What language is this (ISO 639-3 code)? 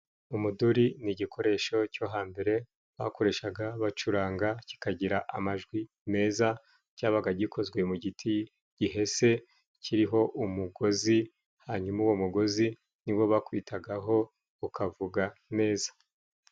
kin